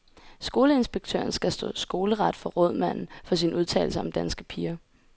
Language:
Danish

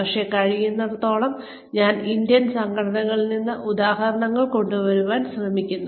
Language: Malayalam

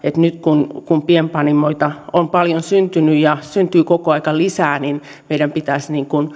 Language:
Finnish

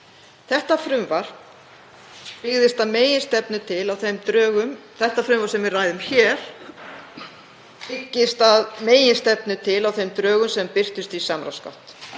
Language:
Icelandic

